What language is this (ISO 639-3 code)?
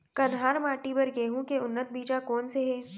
hne